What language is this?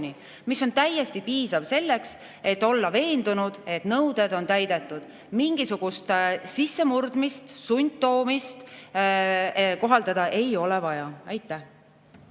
Estonian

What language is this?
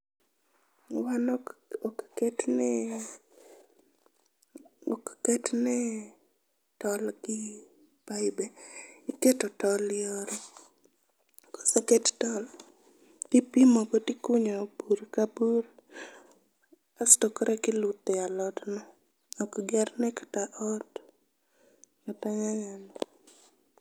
Luo (Kenya and Tanzania)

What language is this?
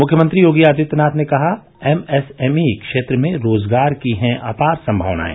Hindi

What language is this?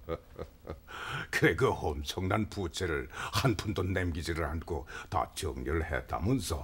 Korean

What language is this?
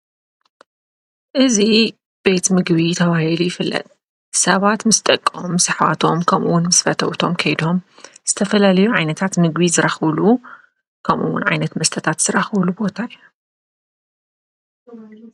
Tigrinya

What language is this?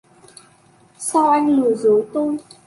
Vietnamese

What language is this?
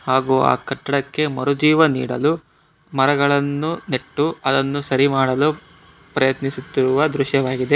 Kannada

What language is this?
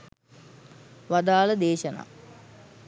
Sinhala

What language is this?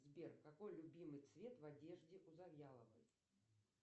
Russian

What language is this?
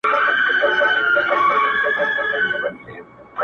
Pashto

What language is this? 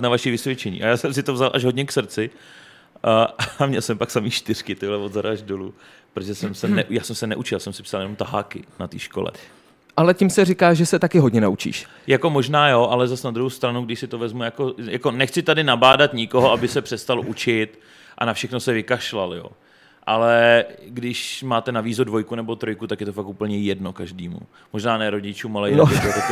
Czech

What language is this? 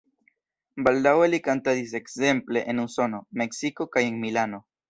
Esperanto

